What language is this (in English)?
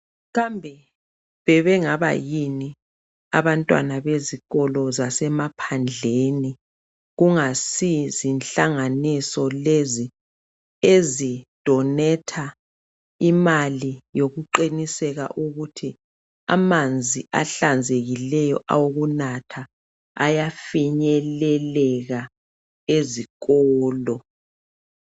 North Ndebele